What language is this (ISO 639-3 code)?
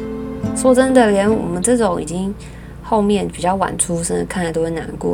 zho